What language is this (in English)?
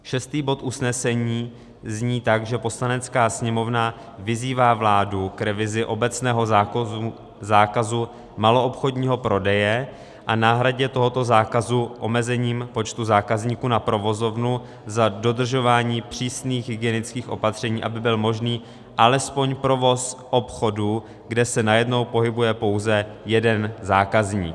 Czech